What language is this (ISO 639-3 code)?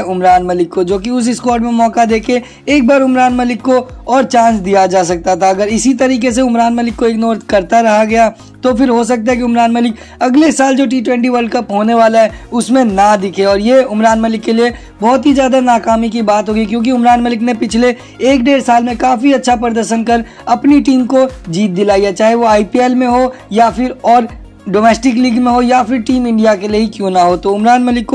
hin